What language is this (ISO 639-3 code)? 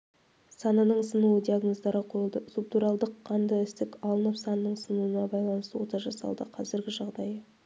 kaz